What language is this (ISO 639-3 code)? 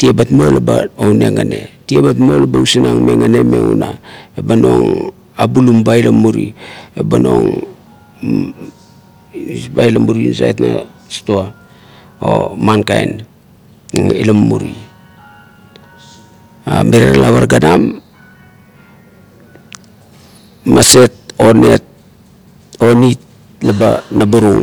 kto